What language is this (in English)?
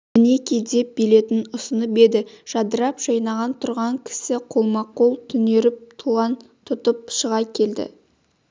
Kazakh